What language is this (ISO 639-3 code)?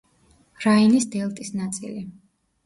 kat